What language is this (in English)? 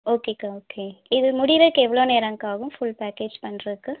Tamil